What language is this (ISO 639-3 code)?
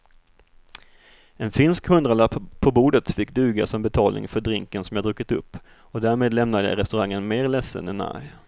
swe